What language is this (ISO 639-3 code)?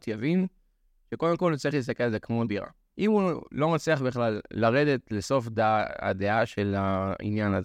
heb